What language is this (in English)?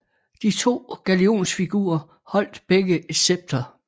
Danish